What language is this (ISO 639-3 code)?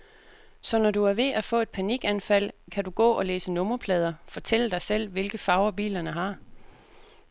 dan